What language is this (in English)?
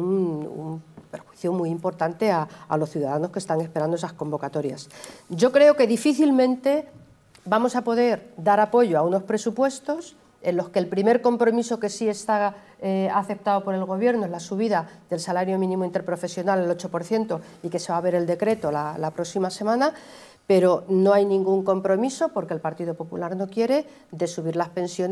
Spanish